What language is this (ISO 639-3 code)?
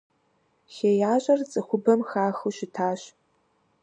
kbd